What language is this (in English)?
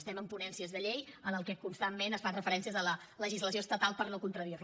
Catalan